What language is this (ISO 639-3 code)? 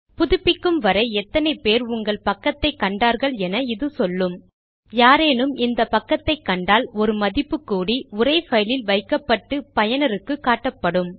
tam